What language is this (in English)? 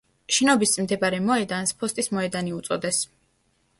Georgian